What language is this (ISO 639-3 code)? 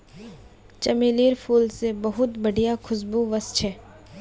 mag